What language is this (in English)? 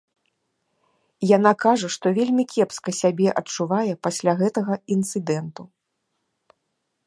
Belarusian